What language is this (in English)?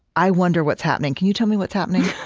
English